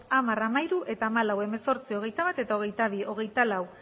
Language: Basque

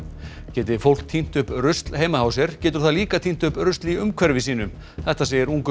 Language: Icelandic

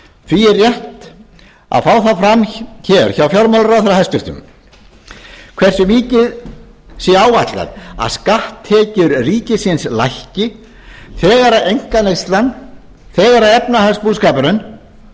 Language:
Icelandic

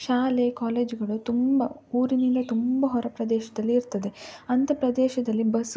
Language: Kannada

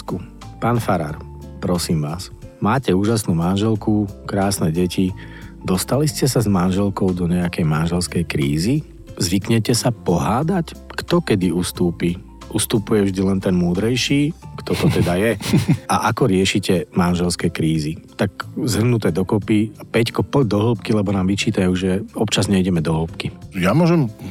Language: Slovak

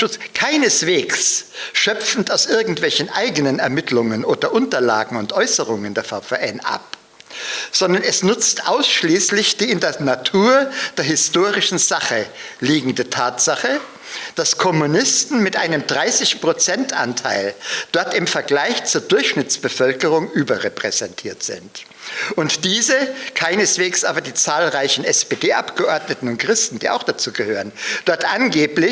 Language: German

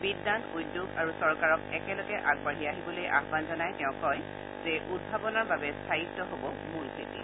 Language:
Assamese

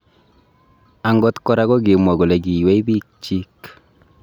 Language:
Kalenjin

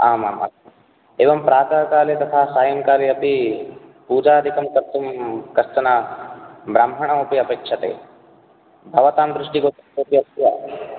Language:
Sanskrit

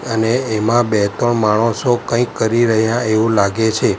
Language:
Gujarati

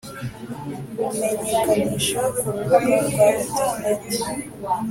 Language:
Kinyarwanda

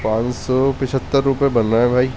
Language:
Urdu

